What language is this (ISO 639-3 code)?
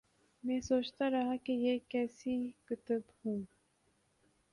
urd